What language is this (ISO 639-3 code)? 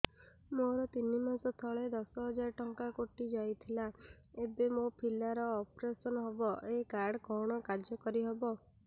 ori